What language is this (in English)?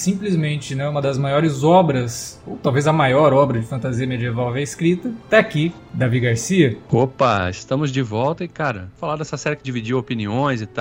Portuguese